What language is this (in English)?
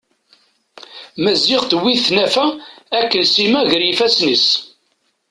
Kabyle